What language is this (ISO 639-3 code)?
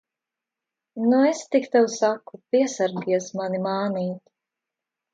lav